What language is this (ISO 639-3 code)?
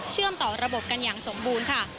tha